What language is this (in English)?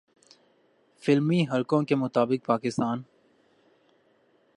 Urdu